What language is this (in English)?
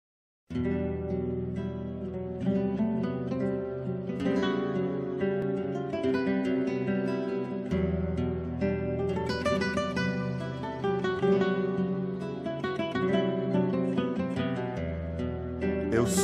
Portuguese